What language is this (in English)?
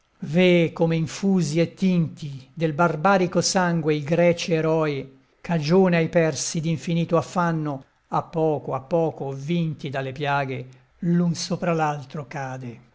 Italian